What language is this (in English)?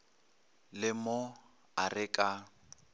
Northern Sotho